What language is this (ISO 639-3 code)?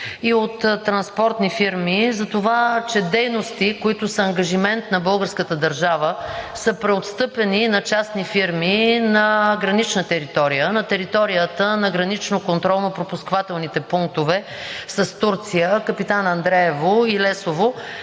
bul